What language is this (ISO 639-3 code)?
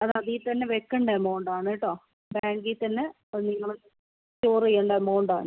mal